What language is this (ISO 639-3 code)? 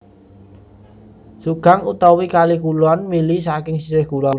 jav